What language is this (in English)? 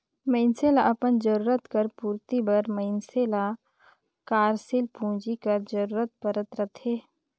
Chhattisgarhi